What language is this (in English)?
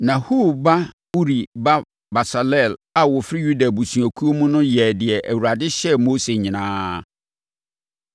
Akan